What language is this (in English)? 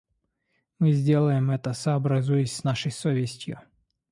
Russian